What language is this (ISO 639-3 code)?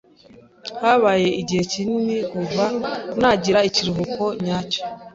kin